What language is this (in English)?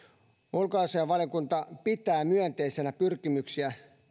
Finnish